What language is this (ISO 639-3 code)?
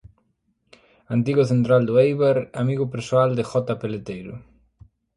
glg